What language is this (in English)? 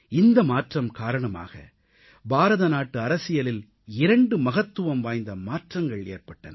Tamil